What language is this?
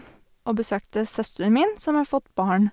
Norwegian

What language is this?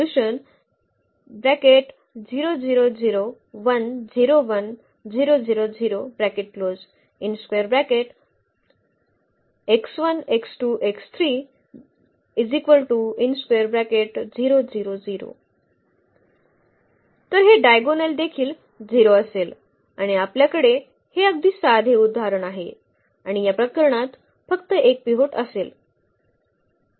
Marathi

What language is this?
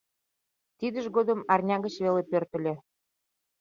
Mari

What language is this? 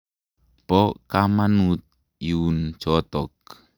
Kalenjin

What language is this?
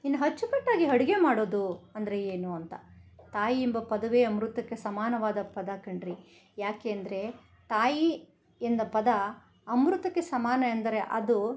Kannada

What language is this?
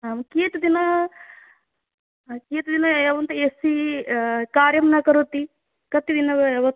Sanskrit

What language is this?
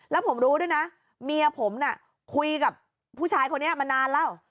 Thai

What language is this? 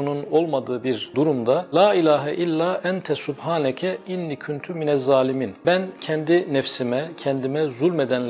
Turkish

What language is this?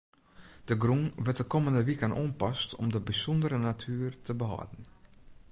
Western Frisian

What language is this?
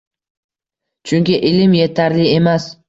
Uzbek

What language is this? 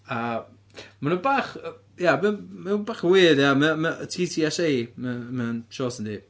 Welsh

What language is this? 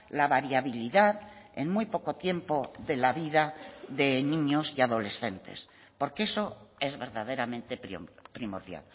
Spanish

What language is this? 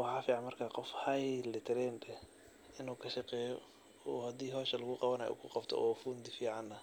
Somali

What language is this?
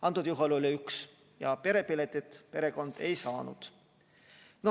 Estonian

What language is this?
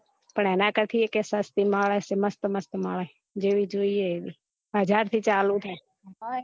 Gujarati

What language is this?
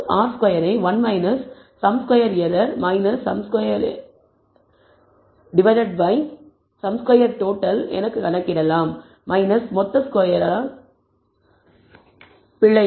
Tamil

